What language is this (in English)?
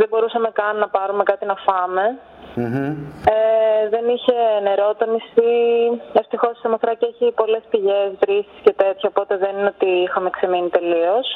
Greek